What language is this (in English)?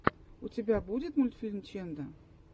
Russian